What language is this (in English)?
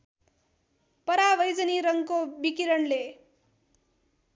Nepali